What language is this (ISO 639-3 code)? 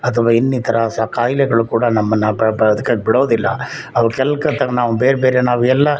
kan